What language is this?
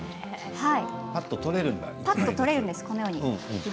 Japanese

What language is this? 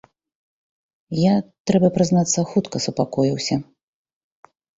Belarusian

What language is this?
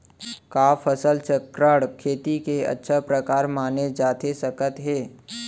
Chhattisgarhi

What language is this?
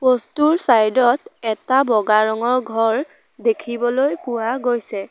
Assamese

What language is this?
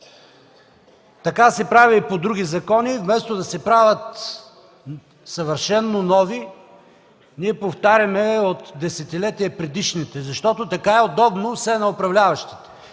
Bulgarian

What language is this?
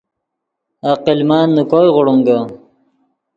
Yidgha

